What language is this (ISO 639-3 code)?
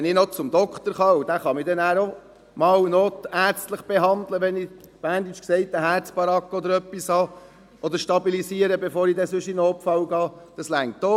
gsw